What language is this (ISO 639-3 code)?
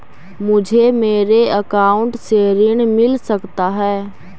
mag